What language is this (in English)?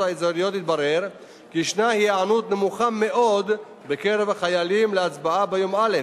Hebrew